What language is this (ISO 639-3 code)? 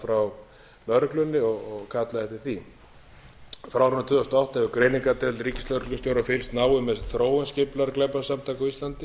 isl